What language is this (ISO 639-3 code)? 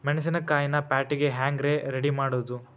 kan